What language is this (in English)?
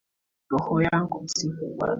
Swahili